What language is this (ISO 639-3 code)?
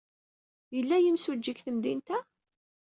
kab